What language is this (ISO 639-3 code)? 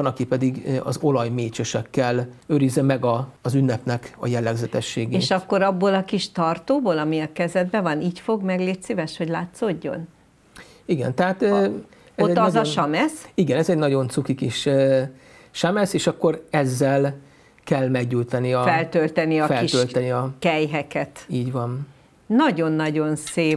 hun